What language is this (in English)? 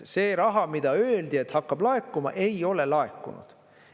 Estonian